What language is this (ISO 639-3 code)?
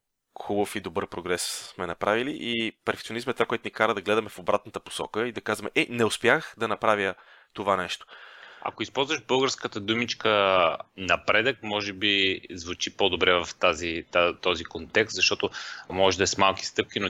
bul